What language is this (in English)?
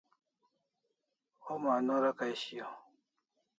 Kalasha